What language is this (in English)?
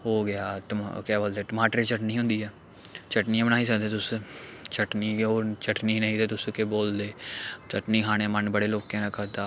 Dogri